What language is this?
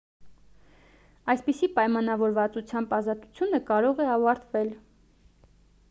Armenian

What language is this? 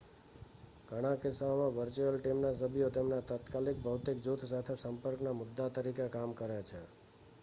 Gujarati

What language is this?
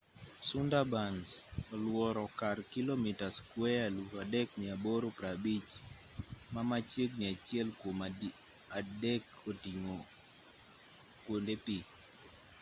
Luo (Kenya and Tanzania)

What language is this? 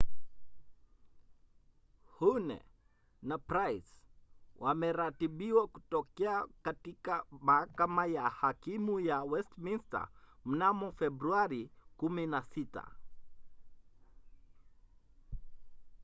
Swahili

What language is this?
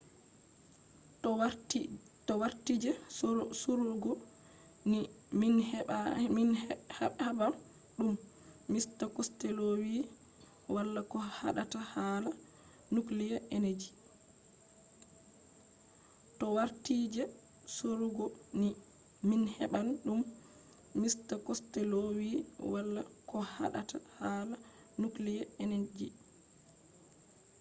Fula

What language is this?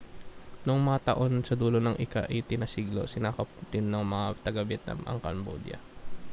Filipino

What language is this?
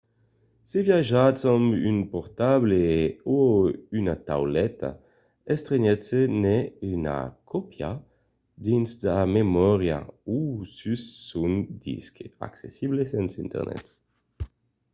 Occitan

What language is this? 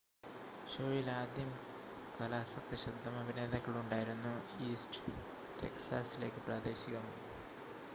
Malayalam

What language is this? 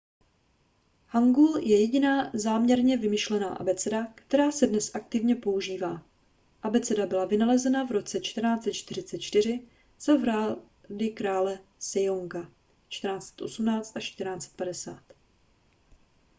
Czech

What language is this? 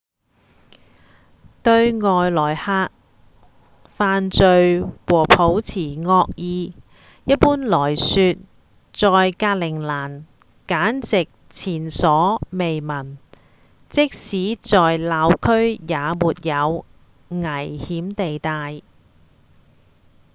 Cantonese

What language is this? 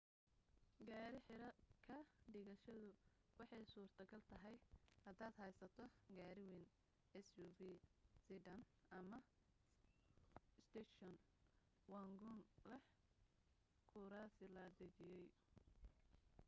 Somali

